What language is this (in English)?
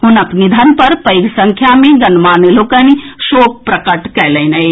Maithili